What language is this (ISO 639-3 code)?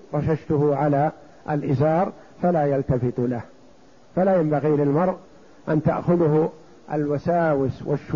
ara